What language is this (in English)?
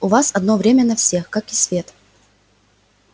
Russian